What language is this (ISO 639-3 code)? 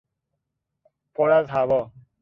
fas